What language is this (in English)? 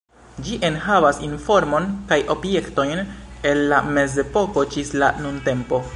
Esperanto